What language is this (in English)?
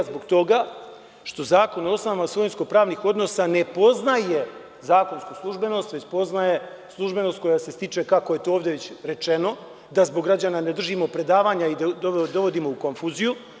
Serbian